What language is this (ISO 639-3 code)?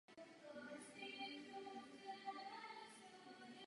ces